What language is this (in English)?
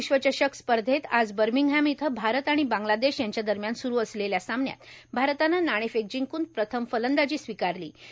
Marathi